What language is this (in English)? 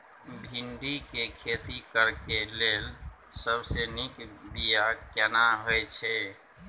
Maithili